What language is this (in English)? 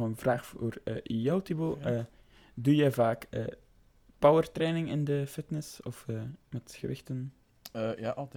Dutch